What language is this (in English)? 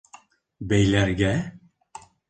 Bashkir